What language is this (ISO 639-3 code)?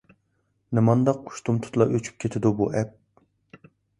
uig